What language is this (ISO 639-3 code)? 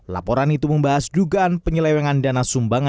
ind